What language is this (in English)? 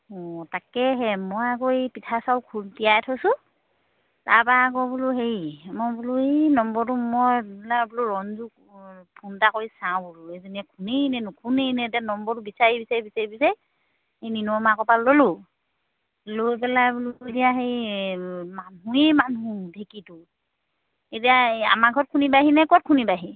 Assamese